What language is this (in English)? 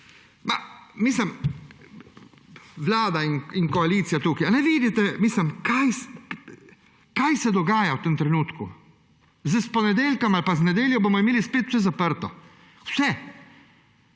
Slovenian